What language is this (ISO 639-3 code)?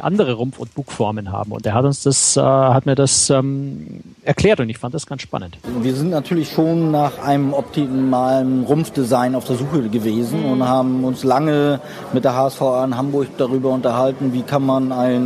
deu